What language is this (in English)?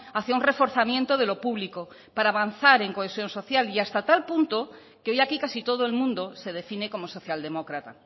Spanish